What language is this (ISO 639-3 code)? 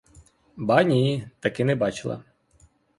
ukr